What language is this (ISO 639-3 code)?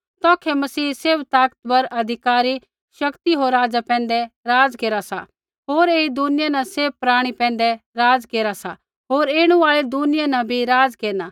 kfx